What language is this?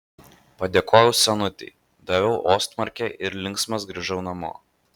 Lithuanian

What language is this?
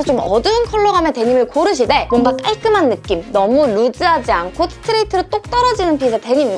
Korean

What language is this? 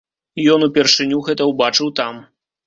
Belarusian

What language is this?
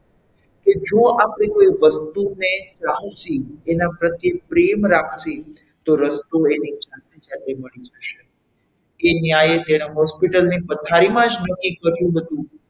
Gujarati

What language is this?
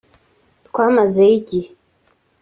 Kinyarwanda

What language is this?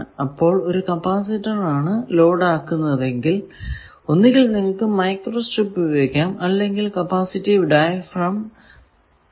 Malayalam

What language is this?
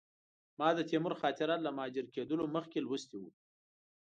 Pashto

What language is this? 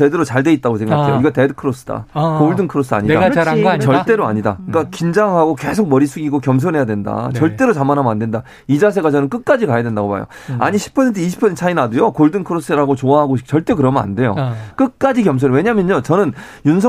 Korean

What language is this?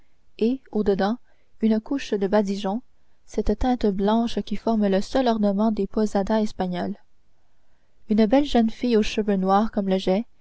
French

